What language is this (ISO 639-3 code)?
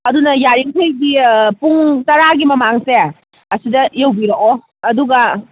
mni